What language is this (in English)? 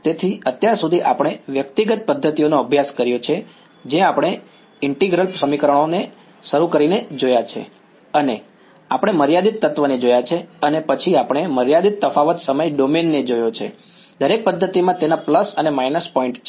Gujarati